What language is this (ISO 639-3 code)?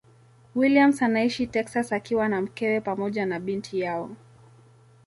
swa